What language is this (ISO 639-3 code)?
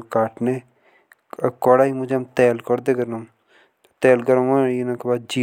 jns